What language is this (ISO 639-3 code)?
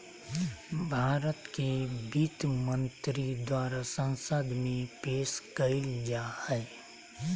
mag